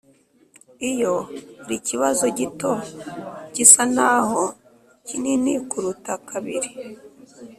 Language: Kinyarwanda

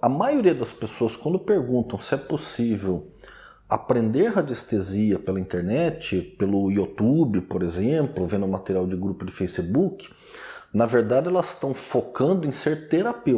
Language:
Portuguese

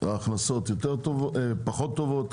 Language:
Hebrew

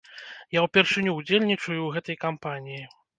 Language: Belarusian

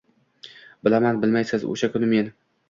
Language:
Uzbek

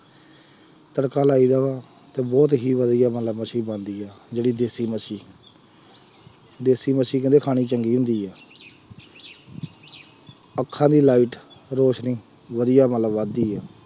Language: Punjabi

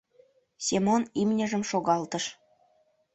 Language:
Mari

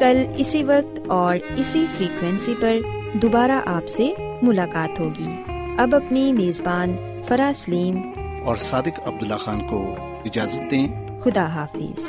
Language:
Urdu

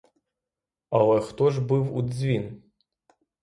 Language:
Ukrainian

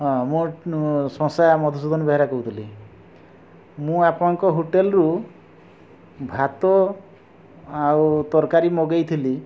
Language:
Odia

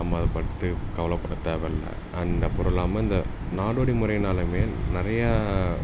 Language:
Tamil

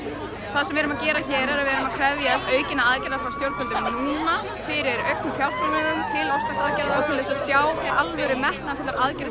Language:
Icelandic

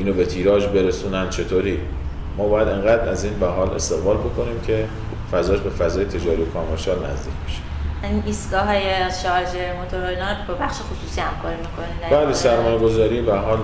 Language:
Persian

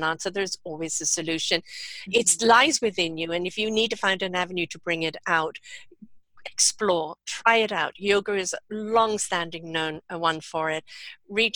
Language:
English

